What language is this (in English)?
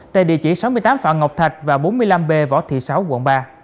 Vietnamese